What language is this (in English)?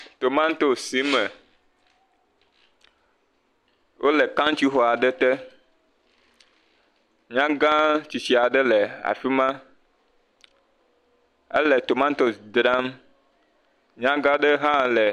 Ewe